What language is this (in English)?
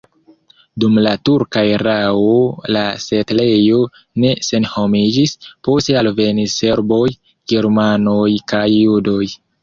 Esperanto